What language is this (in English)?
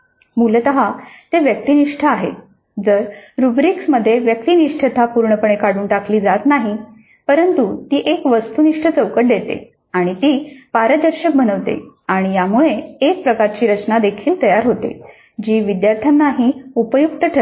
Marathi